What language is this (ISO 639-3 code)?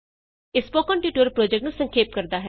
pan